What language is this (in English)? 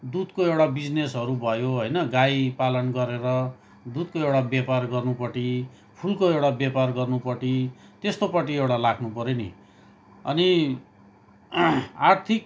Nepali